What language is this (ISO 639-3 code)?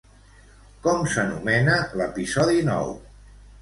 cat